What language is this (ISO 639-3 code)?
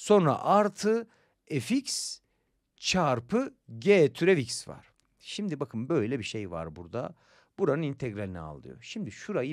tur